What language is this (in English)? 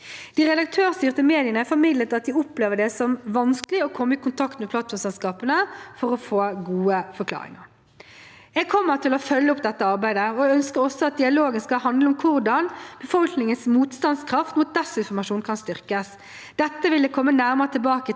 Norwegian